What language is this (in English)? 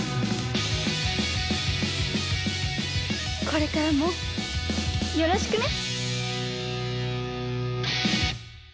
Japanese